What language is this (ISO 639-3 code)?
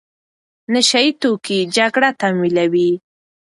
pus